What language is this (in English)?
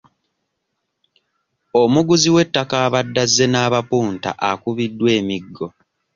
Ganda